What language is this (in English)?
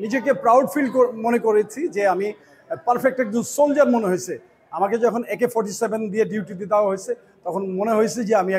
Bangla